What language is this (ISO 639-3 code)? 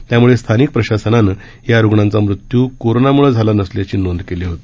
mar